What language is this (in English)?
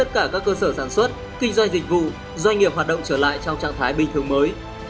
Vietnamese